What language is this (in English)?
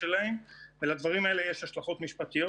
Hebrew